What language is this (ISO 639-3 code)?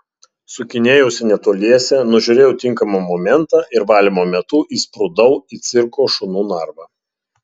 lit